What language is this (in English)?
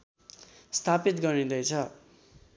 Nepali